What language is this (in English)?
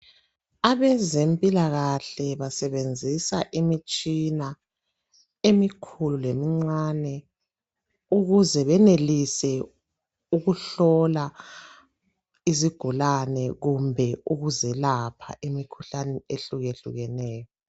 North Ndebele